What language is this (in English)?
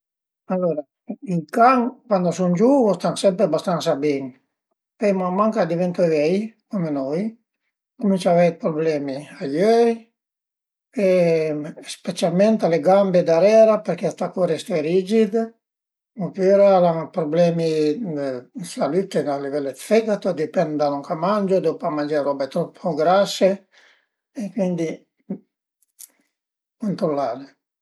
Piedmontese